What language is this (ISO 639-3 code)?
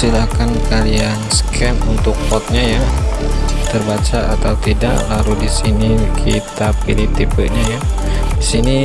ind